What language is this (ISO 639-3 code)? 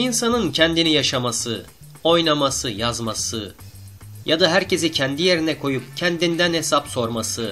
tur